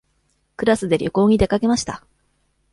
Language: Japanese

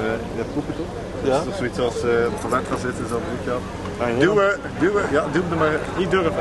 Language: Dutch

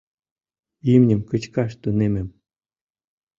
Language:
Mari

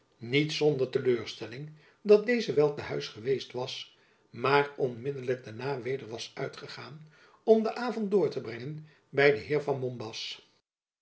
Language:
Dutch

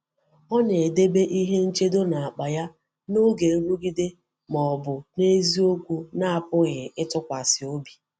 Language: Igbo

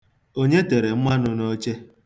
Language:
Igbo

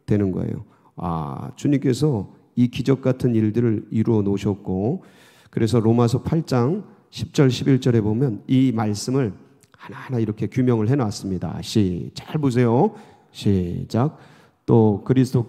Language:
Korean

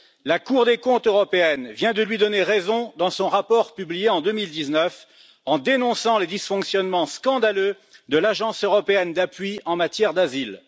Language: French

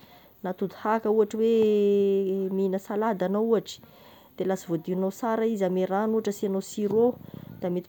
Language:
Tesaka Malagasy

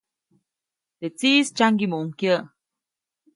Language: Copainalá Zoque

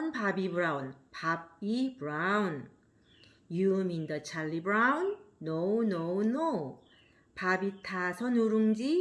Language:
Korean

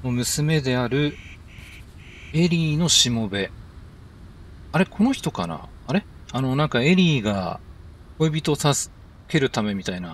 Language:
Japanese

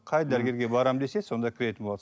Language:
Kazakh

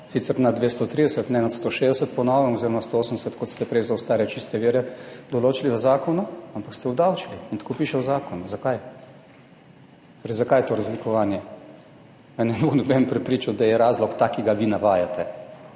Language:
Slovenian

